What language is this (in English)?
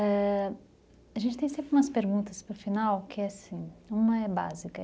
Portuguese